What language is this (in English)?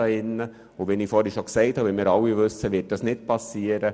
Swiss German